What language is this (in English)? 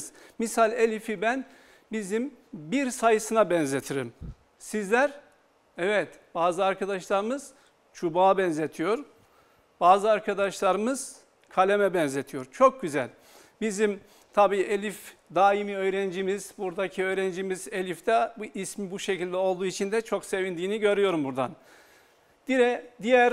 Turkish